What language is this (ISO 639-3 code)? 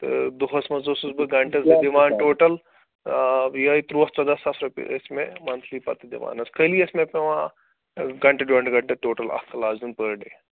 kas